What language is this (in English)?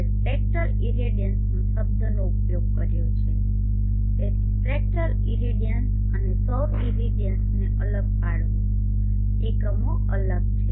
Gujarati